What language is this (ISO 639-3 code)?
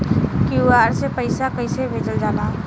bho